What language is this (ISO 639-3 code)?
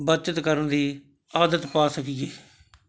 pan